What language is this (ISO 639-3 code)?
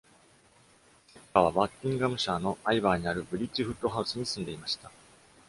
jpn